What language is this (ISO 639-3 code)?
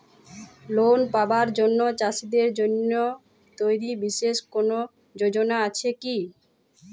ben